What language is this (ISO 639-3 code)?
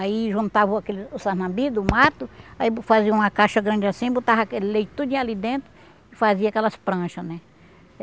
por